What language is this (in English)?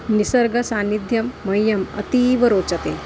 Sanskrit